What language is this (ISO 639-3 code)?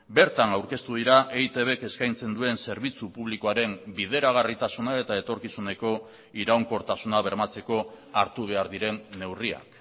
eus